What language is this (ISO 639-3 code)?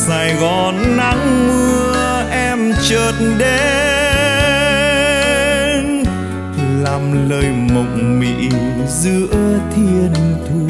vie